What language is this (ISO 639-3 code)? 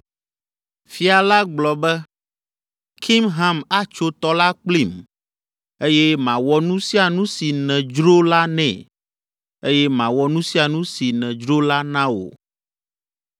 ewe